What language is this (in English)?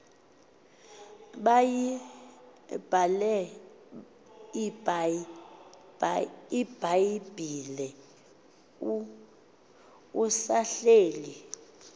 Xhosa